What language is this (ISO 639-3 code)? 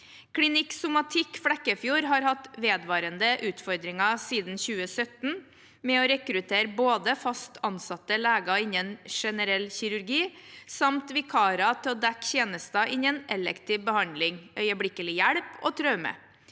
nor